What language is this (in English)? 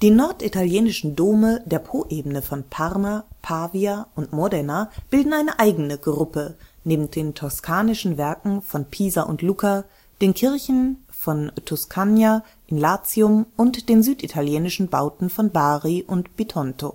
German